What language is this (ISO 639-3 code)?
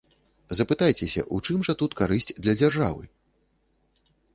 bel